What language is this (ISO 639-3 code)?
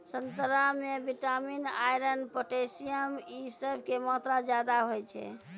mai